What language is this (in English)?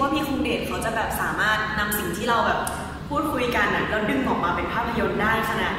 Thai